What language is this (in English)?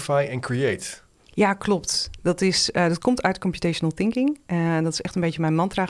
Dutch